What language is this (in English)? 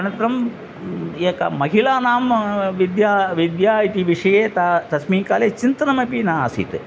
Sanskrit